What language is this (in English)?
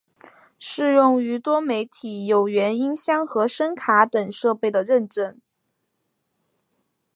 Chinese